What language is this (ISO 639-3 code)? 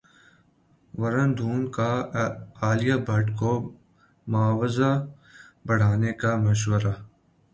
urd